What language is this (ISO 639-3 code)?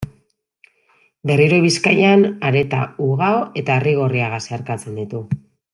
eus